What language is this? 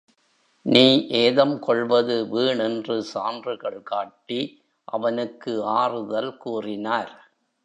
Tamil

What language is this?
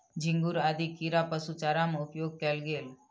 Maithili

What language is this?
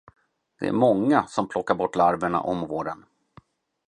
Swedish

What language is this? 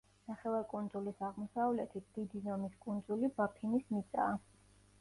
Georgian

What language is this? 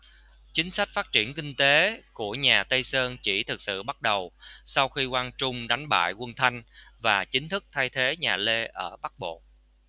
Vietnamese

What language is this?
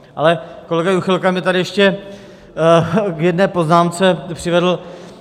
Czech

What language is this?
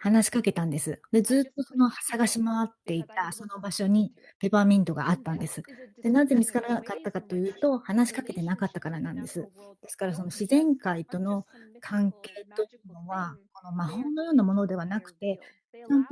Japanese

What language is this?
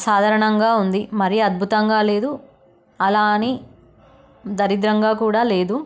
Telugu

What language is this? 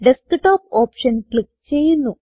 Malayalam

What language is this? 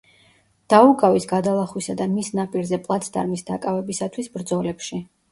Georgian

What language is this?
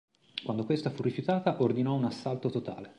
Italian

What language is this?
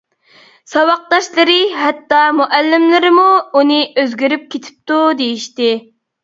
Uyghur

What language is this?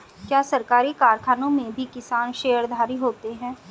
Hindi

